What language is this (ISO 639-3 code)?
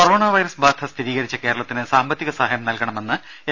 mal